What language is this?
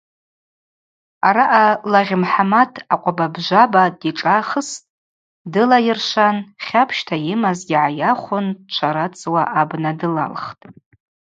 Abaza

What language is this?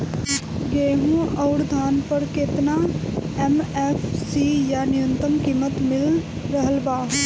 Bhojpuri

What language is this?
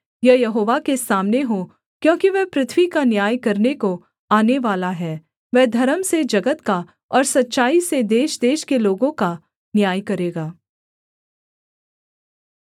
Hindi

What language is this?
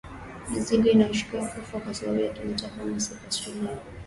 Swahili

